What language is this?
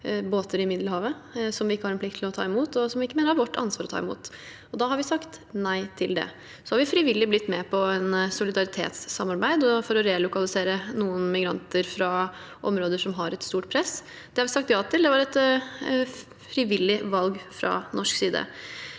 Norwegian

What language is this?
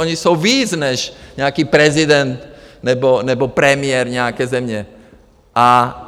Czech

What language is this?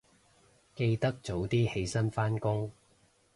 Cantonese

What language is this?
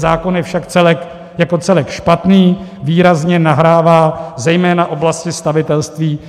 Czech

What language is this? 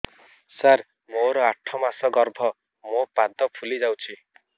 Odia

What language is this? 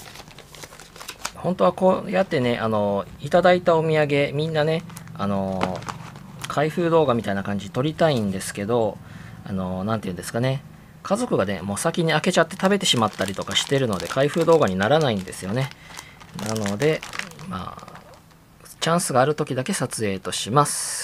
Japanese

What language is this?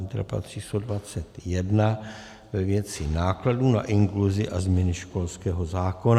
Czech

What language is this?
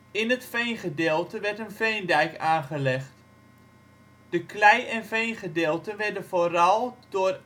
Dutch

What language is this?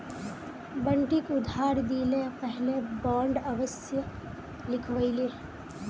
Magahi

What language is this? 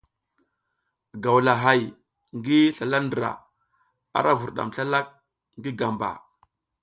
South Giziga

